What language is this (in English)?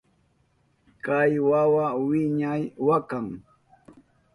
Southern Pastaza Quechua